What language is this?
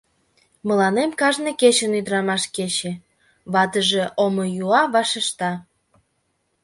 Mari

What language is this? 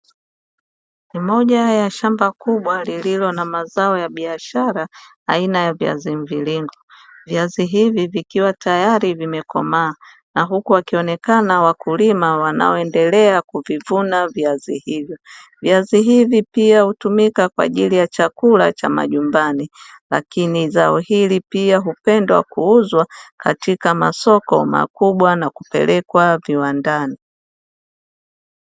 Swahili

